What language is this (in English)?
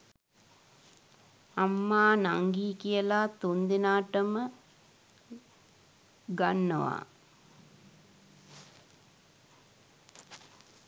Sinhala